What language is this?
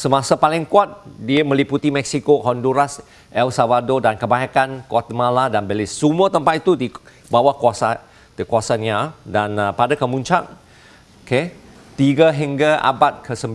Malay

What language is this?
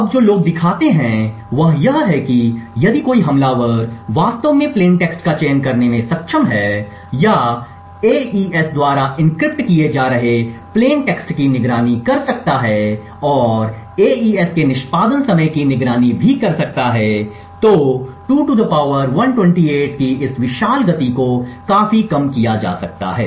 Hindi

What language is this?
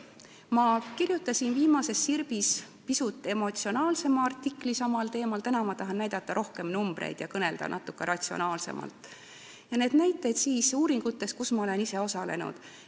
Estonian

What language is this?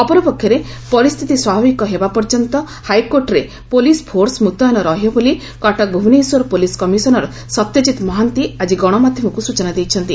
Odia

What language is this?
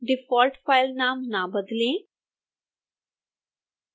Hindi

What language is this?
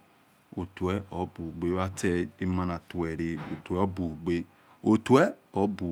Yekhee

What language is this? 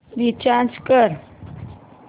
Marathi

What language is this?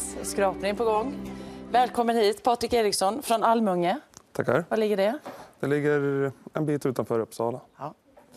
Swedish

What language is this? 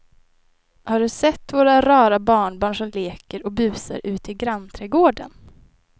Swedish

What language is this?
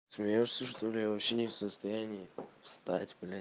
Russian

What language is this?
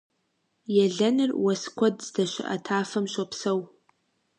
Kabardian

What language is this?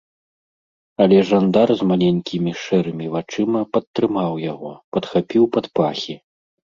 Belarusian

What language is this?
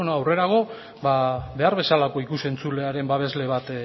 Basque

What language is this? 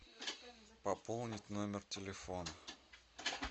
Russian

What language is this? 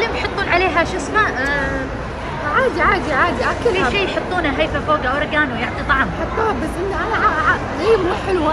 Arabic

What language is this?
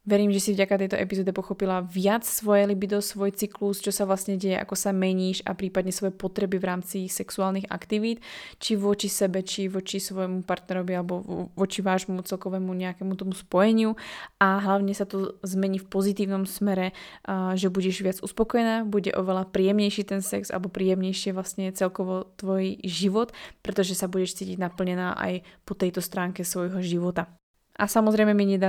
Slovak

